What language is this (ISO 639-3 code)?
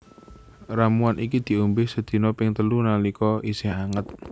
jav